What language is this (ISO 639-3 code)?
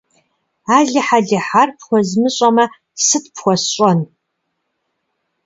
kbd